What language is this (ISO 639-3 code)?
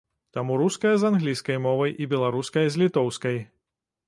bel